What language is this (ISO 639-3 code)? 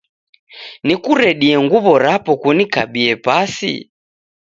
dav